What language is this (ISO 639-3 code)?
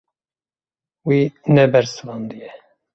kur